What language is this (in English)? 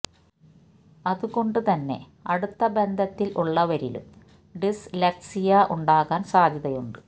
Malayalam